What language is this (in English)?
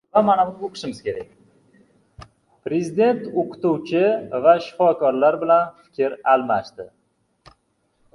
Uzbek